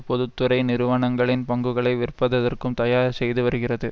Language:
Tamil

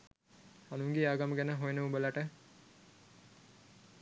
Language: Sinhala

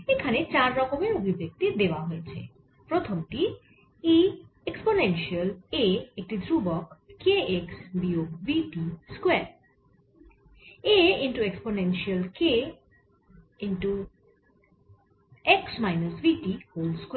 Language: Bangla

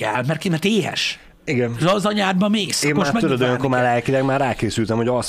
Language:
Hungarian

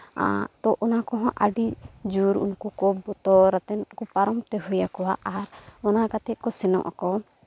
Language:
Santali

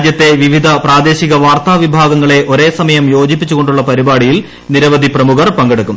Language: Malayalam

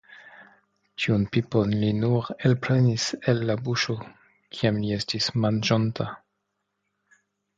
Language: Esperanto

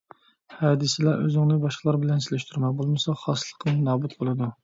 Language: Uyghur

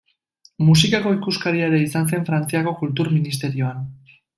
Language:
Basque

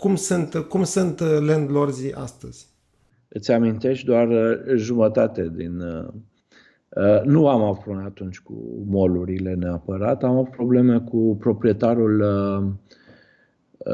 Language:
Romanian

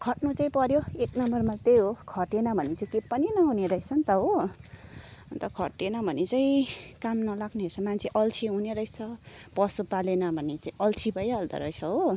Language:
Nepali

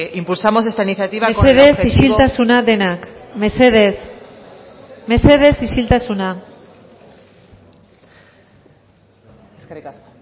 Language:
Basque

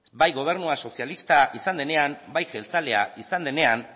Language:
Basque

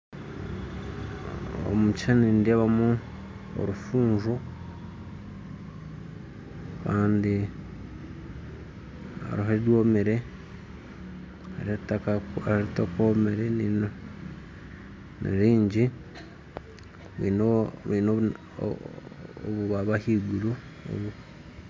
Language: Nyankole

